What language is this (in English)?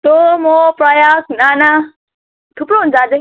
Nepali